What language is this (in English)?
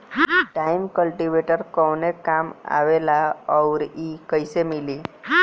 Bhojpuri